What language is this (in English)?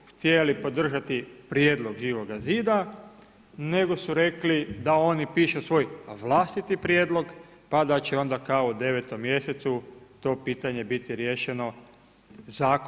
Croatian